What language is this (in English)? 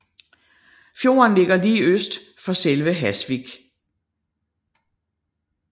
Danish